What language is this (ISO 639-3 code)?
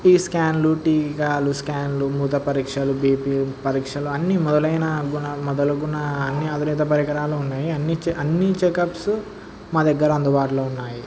tel